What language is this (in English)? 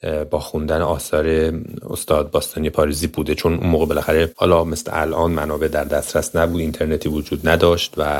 Persian